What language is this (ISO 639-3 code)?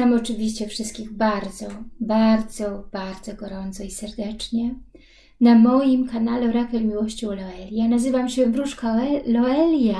pol